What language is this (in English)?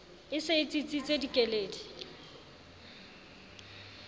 Southern Sotho